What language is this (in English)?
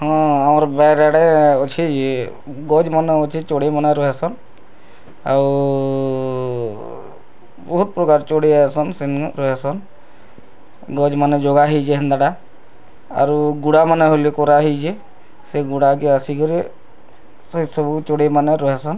Odia